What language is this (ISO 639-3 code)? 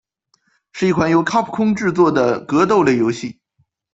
zho